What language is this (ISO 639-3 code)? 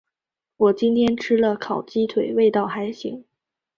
zho